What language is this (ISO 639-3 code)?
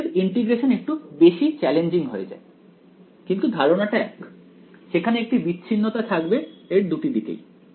ben